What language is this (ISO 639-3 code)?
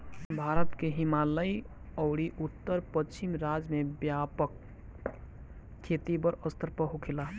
bho